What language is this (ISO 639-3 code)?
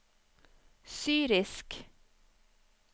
nor